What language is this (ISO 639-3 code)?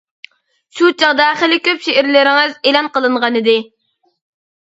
uig